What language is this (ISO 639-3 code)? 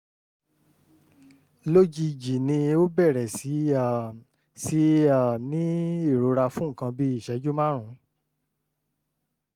yor